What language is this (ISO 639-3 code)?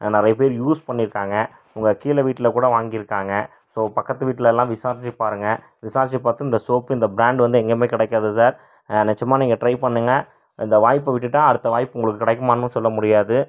tam